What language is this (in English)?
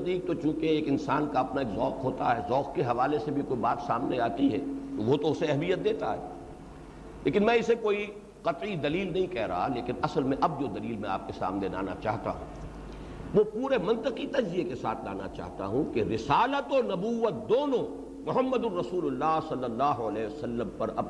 Urdu